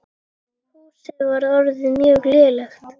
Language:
Icelandic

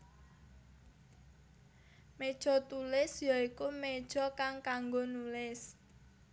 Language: Javanese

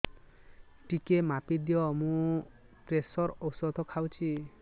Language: Odia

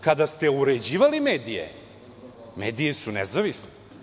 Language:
Serbian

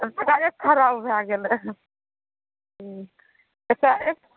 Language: Maithili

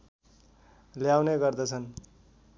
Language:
Nepali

